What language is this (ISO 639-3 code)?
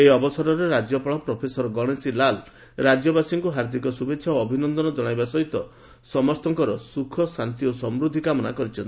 ori